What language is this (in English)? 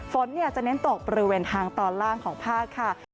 Thai